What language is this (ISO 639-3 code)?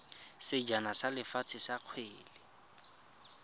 tsn